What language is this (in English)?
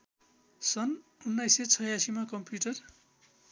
Nepali